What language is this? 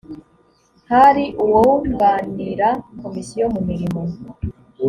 Kinyarwanda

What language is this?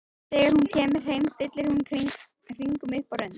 Icelandic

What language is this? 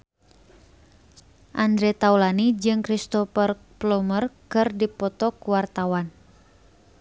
Sundanese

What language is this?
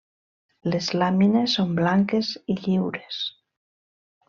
Catalan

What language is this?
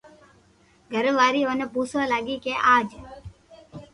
Loarki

